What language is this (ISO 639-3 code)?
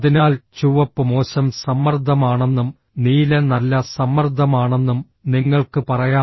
mal